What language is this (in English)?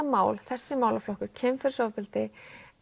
Icelandic